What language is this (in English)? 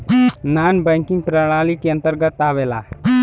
Bhojpuri